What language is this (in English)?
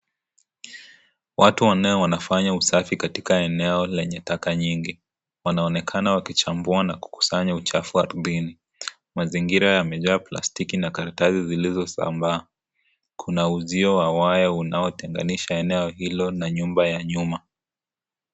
Swahili